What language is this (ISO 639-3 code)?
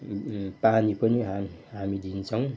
nep